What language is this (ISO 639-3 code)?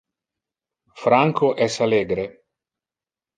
ina